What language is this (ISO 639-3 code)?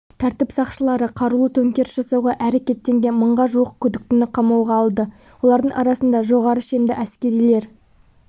kaz